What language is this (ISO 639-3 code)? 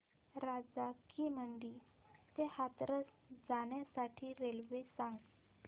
mar